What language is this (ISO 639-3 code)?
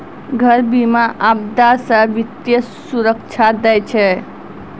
mai